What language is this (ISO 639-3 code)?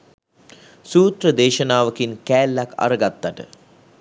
sin